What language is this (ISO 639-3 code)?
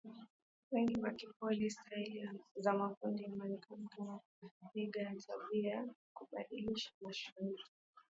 swa